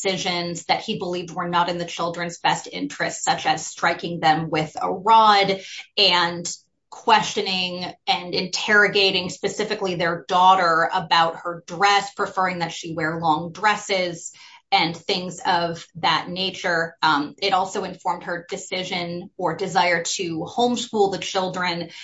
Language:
English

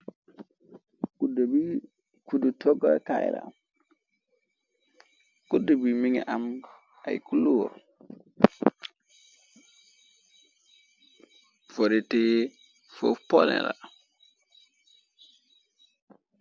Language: Wolof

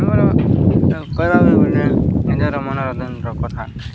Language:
Odia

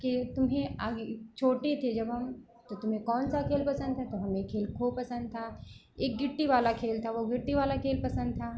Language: Hindi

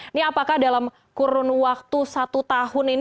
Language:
Indonesian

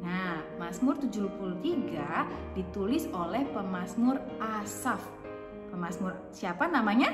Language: Indonesian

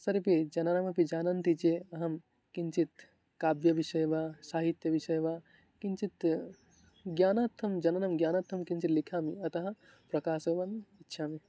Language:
Sanskrit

